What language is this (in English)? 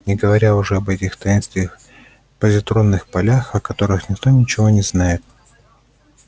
Russian